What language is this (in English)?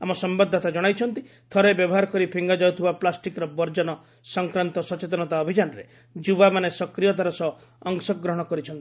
Odia